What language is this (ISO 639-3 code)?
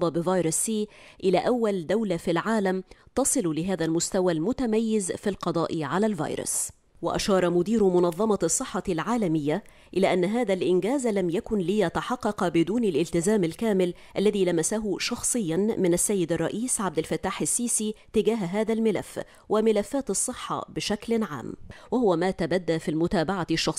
ara